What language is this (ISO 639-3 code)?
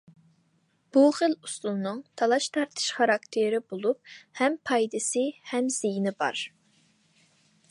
uig